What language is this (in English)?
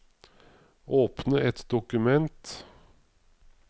Norwegian